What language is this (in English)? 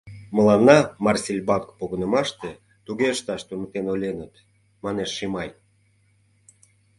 Mari